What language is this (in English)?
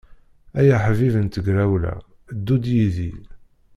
Kabyle